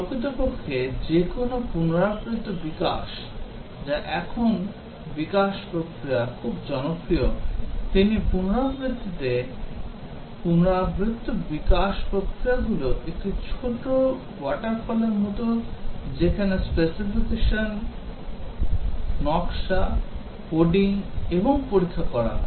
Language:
Bangla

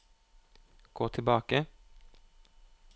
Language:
Norwegian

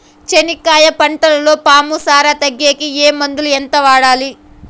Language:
Telugu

